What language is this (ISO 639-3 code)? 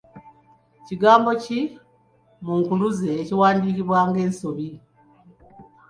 lug